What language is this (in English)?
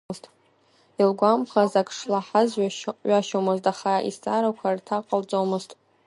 Abkhazian